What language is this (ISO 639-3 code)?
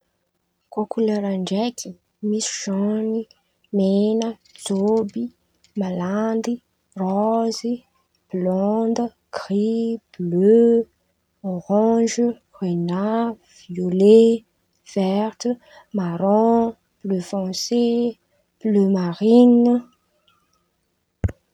xmv